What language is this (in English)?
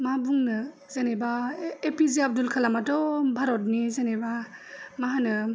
Bodo